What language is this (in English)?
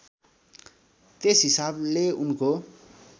Nepali